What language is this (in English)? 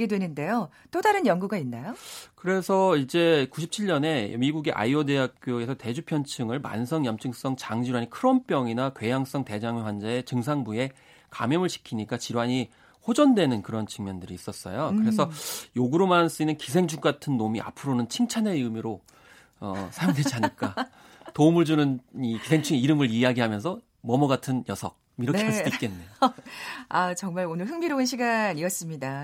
Korean